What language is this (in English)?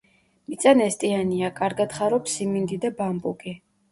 Georgian